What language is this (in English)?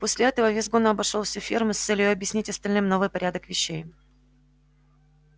Russian